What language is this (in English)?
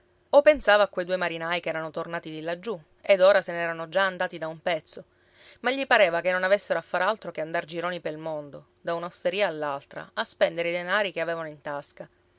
Italian